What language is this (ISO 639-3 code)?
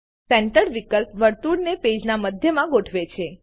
guj